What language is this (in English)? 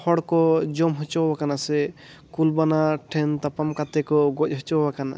Santali